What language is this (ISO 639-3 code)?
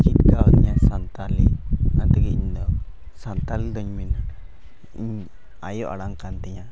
sat